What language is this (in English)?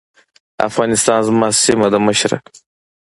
Pashto